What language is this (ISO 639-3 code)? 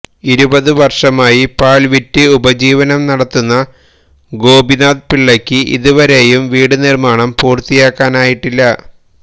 mal